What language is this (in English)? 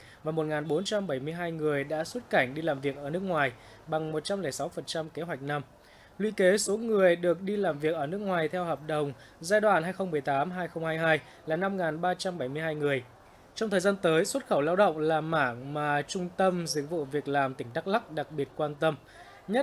Vietnamese